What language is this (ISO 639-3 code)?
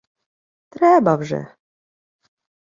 ukr